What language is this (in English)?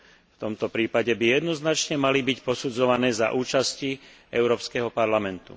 Slovak